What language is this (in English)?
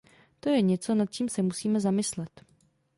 Czech